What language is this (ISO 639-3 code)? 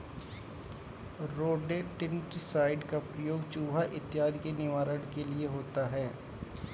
hin